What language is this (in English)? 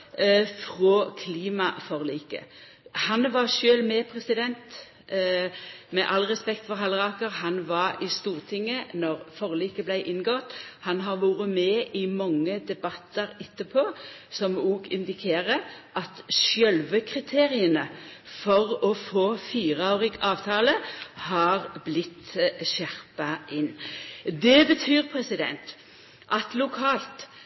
Norwegian Nynorsk